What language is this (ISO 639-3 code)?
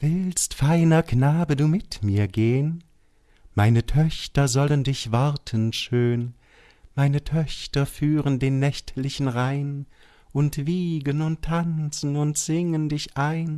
deu